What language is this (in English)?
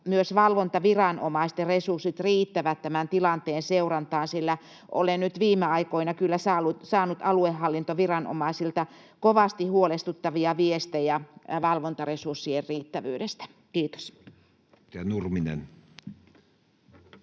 Finnish